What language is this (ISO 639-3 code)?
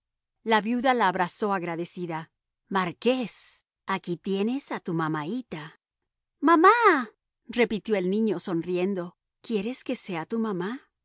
spa